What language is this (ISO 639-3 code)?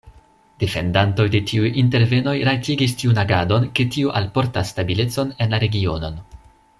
epo